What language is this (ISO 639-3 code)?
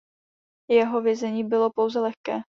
ces